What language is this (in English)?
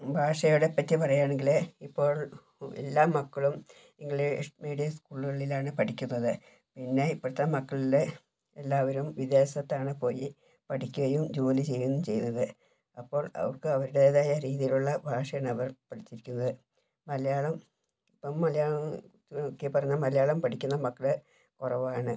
Malayalam